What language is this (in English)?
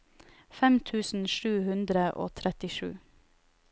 Norwegian